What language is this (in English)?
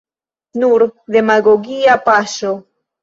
Esperanto